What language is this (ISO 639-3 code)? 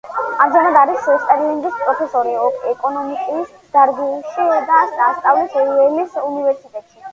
kat